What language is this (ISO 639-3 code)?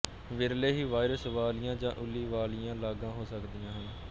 pan